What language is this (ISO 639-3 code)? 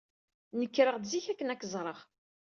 kab